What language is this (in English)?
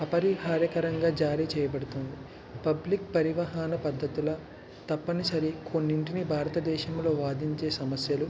Telugu